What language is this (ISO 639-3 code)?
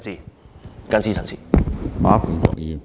yue